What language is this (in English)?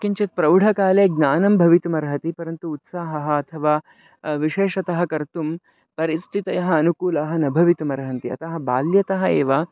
Sanskrit